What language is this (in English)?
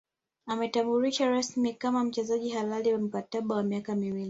Swahili